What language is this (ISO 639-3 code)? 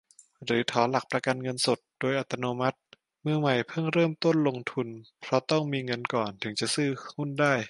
tha